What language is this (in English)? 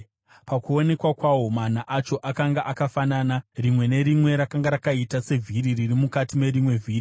Shona